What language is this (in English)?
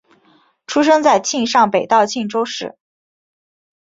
Chinese